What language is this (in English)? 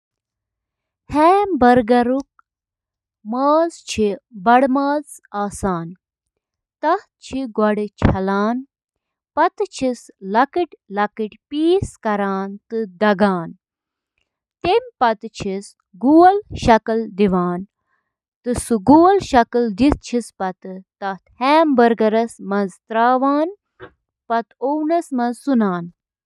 Kashmiri